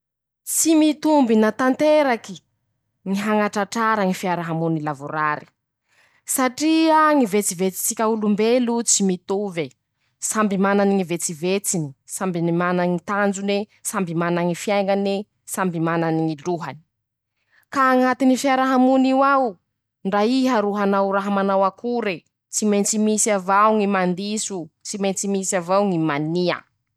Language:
Masikoro Malagasy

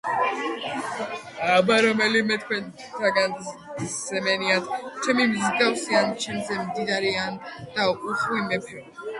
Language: Georgian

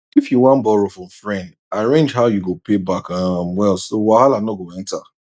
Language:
Nigerian Pidgin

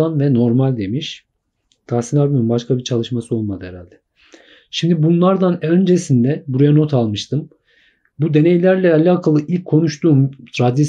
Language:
Turkish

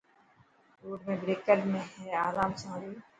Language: Dhatki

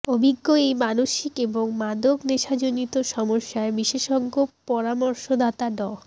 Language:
Bangla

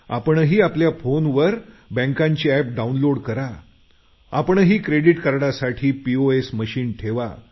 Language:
Marathi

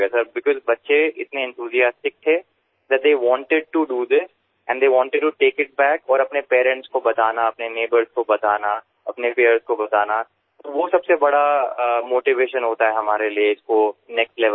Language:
Gujarati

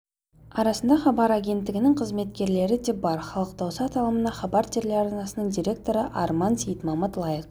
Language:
Kazakh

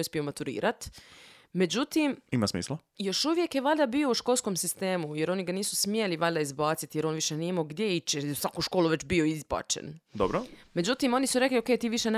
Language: Croatian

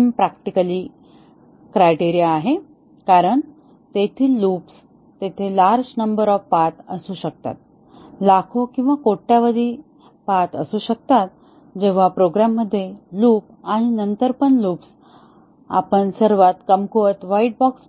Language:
Marathi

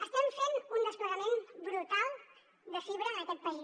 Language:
Catalan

